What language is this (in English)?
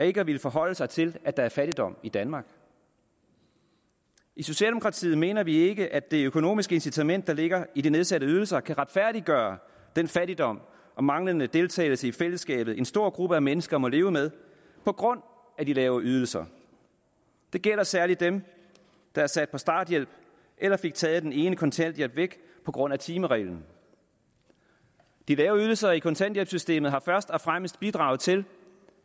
Danish